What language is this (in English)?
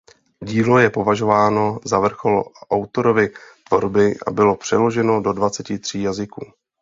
Czech